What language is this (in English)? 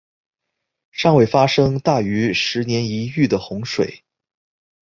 Chinese